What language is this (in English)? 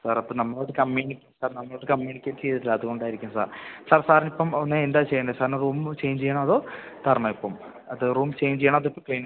Malayalam